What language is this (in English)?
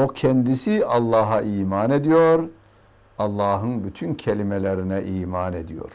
Turkish